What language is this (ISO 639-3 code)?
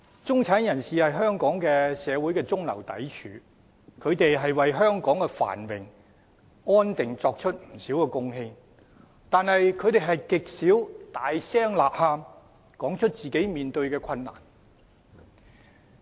yue